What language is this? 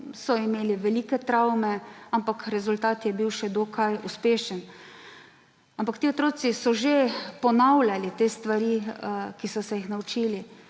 Slovenian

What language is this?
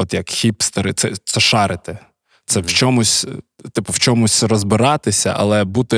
Ukrainian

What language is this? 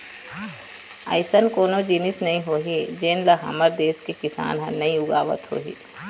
Chhattisgarhi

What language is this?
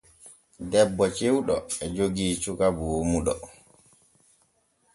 Borgu Fulfulde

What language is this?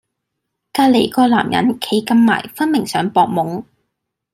Cantonese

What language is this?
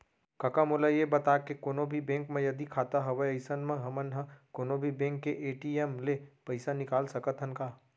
Chhattisgarhi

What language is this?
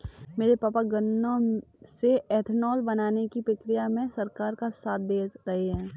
Hindi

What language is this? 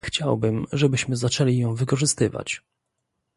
Polish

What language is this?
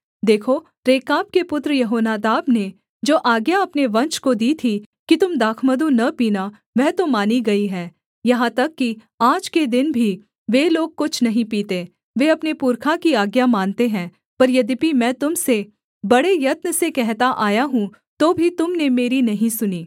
Hindi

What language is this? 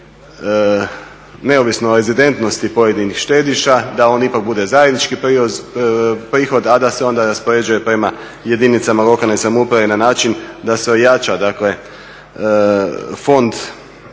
Croatian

